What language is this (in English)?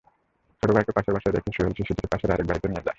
Bangla